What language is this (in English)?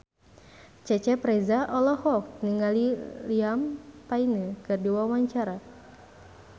Sundanese